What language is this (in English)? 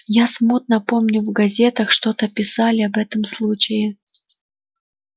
Russian